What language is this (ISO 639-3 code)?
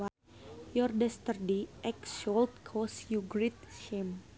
sun